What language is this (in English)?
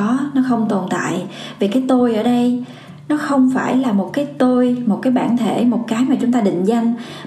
Vietnamese